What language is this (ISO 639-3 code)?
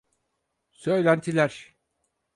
tur